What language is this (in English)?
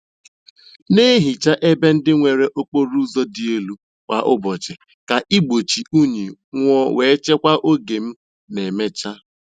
Igbo